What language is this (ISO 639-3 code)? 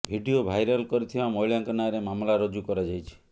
ori